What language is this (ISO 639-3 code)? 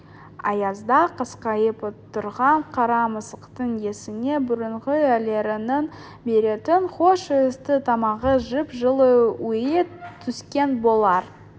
kaz